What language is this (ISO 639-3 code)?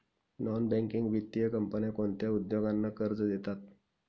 mar